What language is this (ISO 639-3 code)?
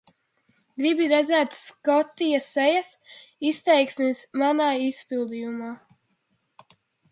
lav